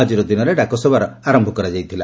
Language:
Odia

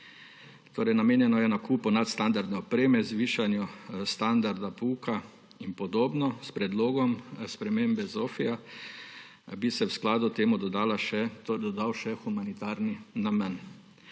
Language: Slovenian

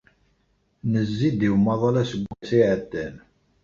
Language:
Kabyle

